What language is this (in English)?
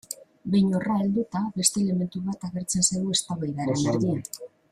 Basque